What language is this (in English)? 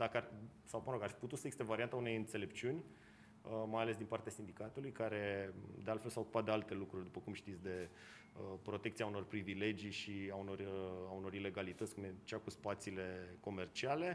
Romanian